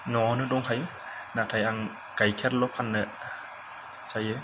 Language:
Bodo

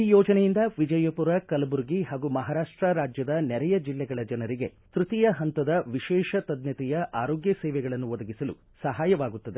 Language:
Kannada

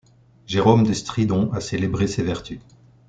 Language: French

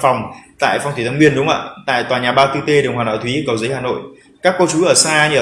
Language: Vietnamese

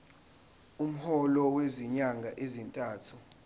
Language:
Zulu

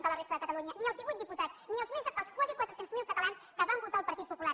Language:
Catalan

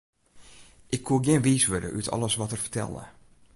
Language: Western Frisian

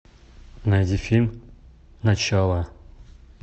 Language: Russian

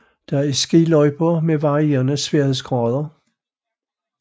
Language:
Danish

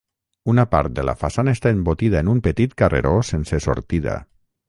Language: Catalan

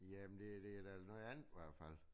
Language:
Danish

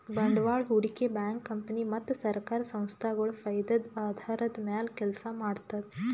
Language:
Kannada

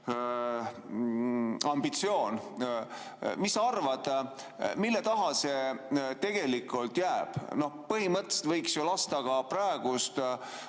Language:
Estonian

